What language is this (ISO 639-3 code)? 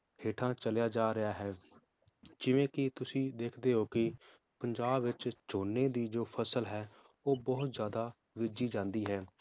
pan